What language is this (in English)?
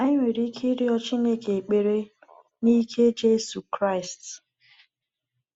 Igbo